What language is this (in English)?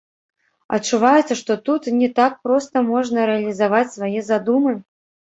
Belarusian